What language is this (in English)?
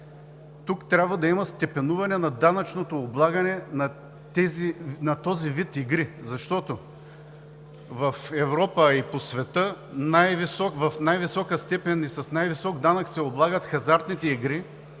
Bulgarian